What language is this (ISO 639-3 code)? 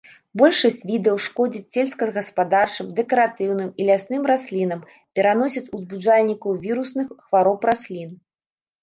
bel